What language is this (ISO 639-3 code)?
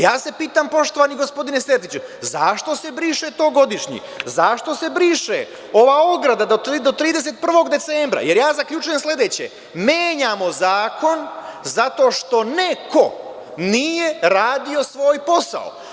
srp